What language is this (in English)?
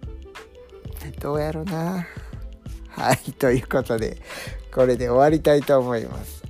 Japanese